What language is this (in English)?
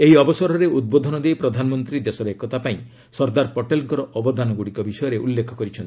Odia